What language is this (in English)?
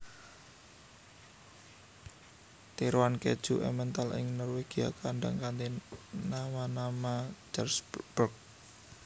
Javanese